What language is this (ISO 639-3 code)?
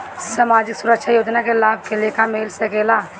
bho